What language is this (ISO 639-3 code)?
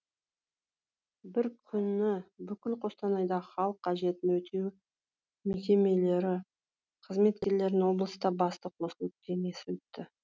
kaz